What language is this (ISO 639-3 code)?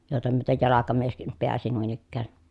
fin